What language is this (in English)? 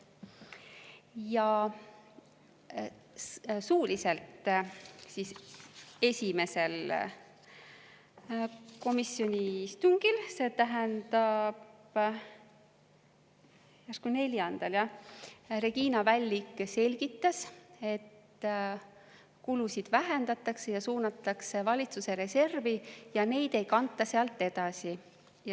Estonian